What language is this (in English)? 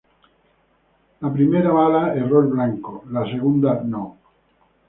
Spanish